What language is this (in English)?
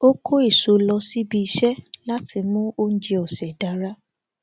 Yoruba